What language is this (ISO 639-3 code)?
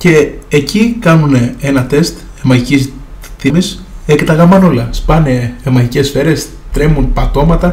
ell